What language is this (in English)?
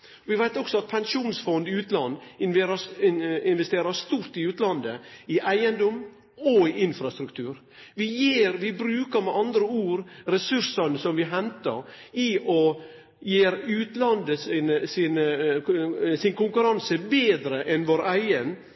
Norwegian Nynorsk